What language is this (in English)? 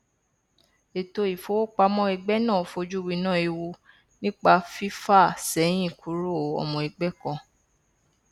Yoruba